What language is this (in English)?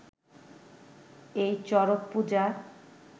Bangla